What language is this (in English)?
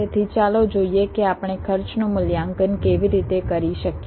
Gujarati